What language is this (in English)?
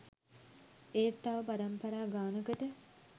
Sinhala